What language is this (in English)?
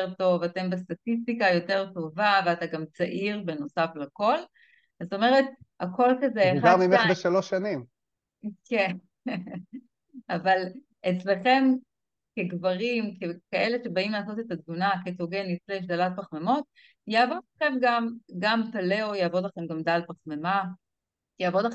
Hebrew